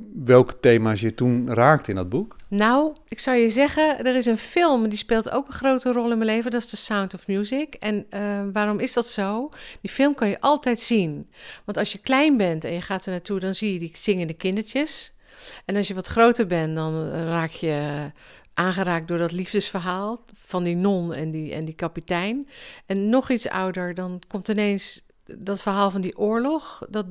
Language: Dutch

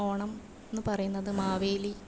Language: Malayalam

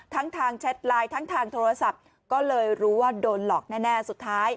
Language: Thai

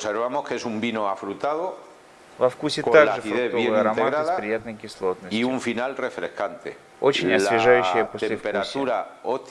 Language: Russian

